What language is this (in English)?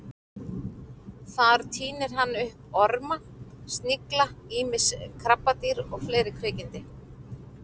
Icelandic